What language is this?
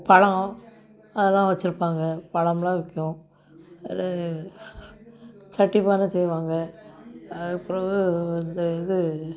Tamil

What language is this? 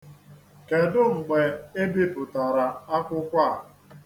Igbo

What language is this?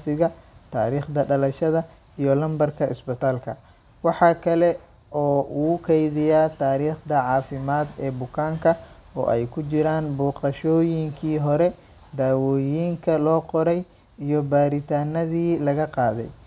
Somali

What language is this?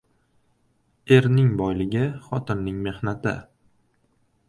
Uzbek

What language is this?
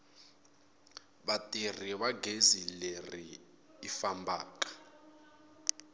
Tsonga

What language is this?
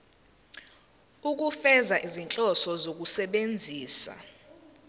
Zulu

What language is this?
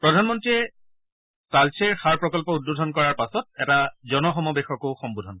Assamese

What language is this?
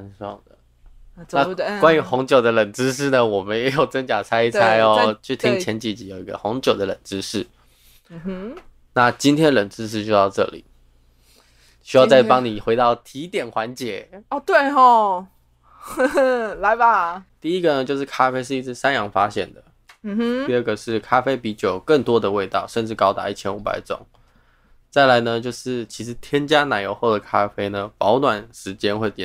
Chinese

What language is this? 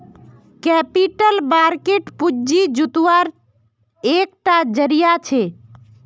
Magahi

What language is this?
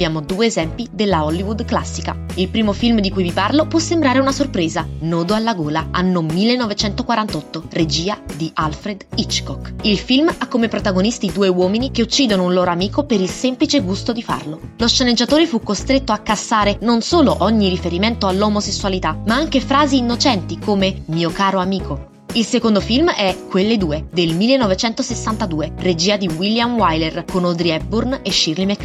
Italian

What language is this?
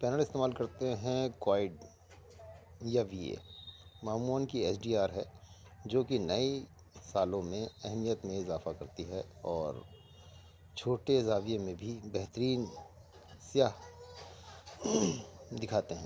Urdu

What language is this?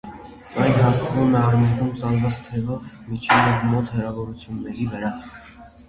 Armenian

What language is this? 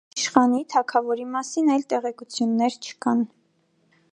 Armenian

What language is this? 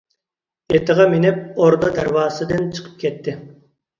Uyghur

